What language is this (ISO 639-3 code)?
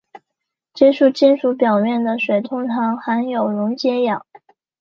zho